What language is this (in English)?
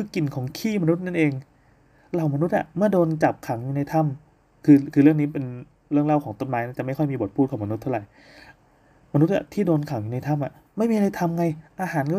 Thai